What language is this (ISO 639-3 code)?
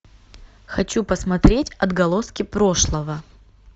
rus